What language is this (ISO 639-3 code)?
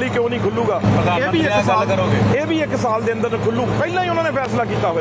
pan